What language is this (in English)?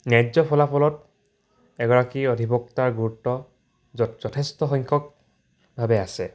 Assamese